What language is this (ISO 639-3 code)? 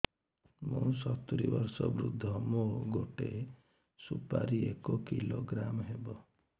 ori